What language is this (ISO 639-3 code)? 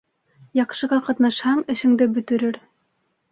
bak